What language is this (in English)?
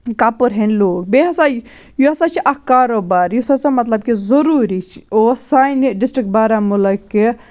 Kashmiri